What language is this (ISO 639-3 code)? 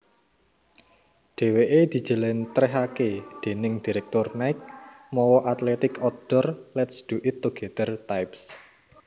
jav